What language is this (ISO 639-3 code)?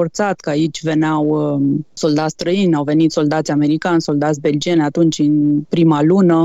ron